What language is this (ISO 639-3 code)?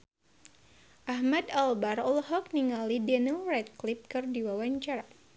sun